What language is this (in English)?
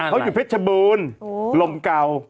Thai